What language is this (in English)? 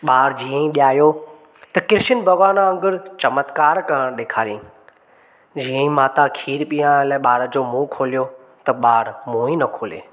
Sindhi